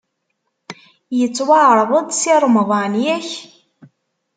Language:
Kabyle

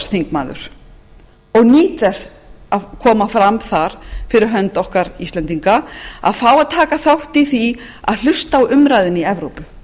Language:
Icelandic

